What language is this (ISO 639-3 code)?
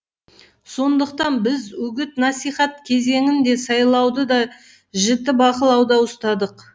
kaz